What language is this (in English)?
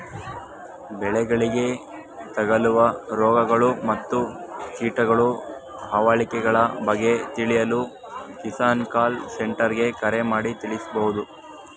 Kannada